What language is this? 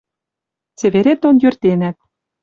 Western Mari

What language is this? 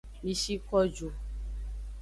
Aja (Benin)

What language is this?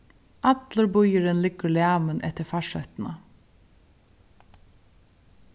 Faroese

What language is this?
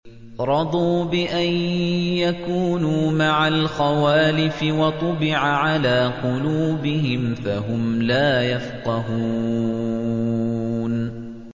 Arabic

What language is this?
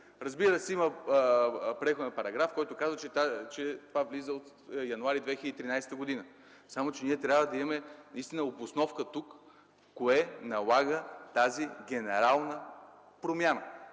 Bulgarian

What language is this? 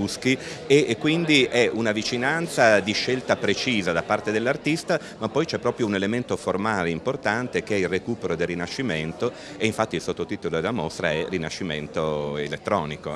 Italian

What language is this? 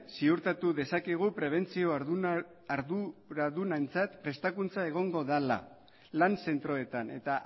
Basque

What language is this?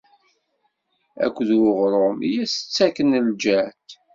Kabyle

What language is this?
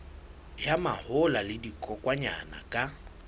Southern Sotho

